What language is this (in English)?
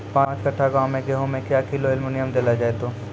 Maithili